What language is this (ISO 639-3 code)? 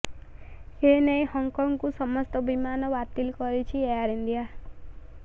ori